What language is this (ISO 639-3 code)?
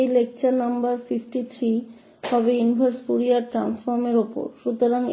hin